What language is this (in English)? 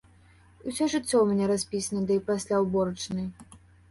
Belarusian